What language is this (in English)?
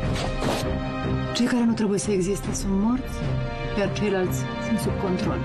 Romanian